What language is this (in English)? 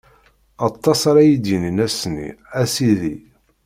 Kabyle